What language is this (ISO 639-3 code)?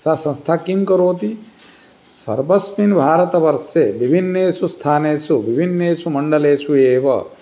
san